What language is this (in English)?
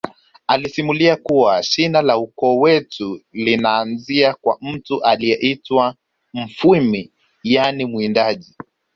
Swahili